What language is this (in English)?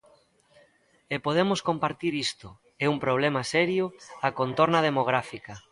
Galician